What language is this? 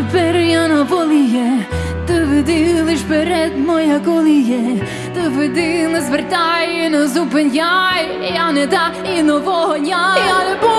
Ukrainian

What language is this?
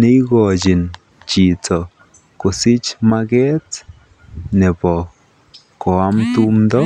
Kalenjin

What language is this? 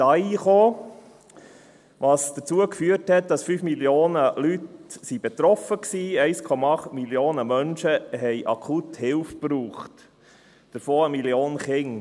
Swiss German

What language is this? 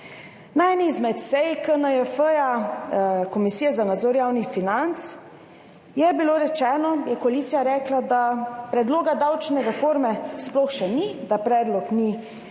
Slovenian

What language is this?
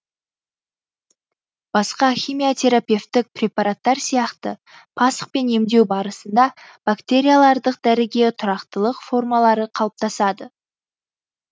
Kazakh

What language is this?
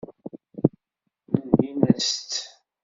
Kabyle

